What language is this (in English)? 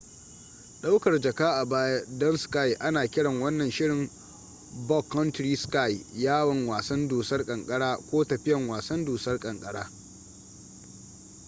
Hausa